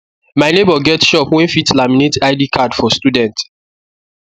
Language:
Nigerian Pidgin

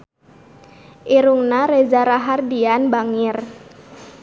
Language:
Sundanese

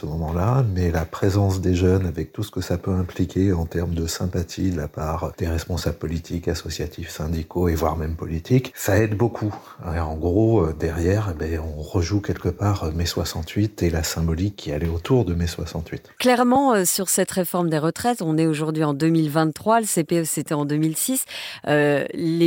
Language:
French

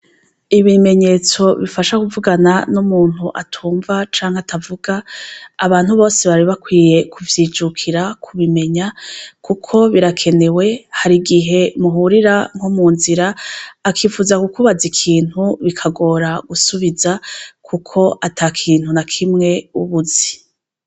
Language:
Rundi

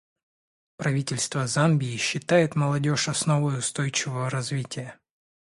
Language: Russian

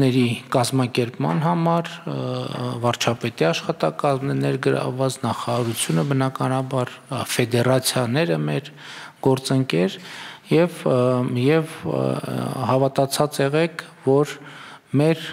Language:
Romanian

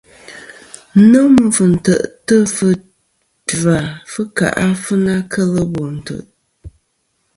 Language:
Kom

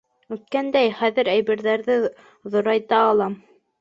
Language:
Bashkir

